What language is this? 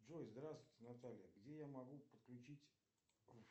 Russian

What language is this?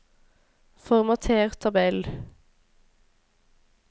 Norwegian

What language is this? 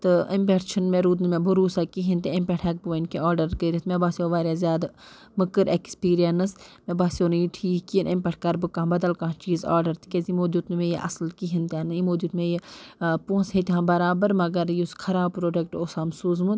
Kashmiri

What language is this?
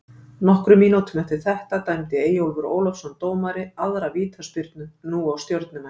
Icelandic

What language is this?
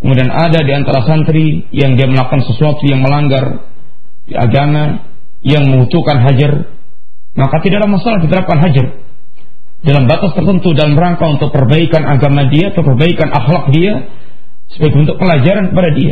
Malay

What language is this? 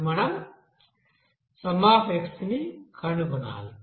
Telugu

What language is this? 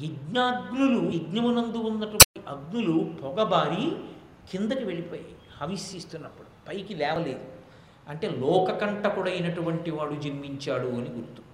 Telugu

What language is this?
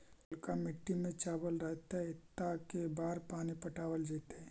Magahi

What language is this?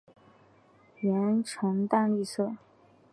Chinese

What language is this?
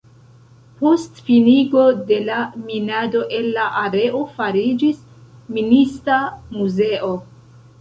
Esperanto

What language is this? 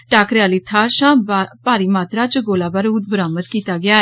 Dogri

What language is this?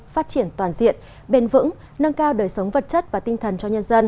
Vietnamese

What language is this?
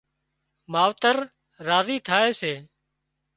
Wadiyara Koli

